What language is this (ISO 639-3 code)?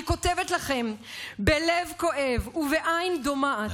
heb